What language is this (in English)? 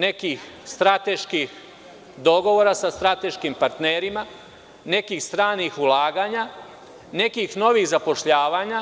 Serbian